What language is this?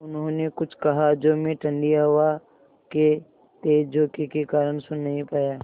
Hindi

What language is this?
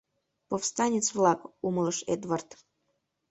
Mari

